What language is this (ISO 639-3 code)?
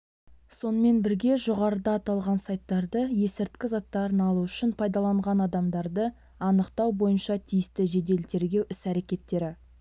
kaz